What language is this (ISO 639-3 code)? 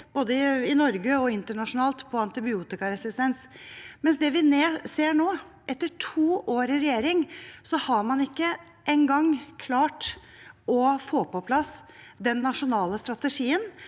nor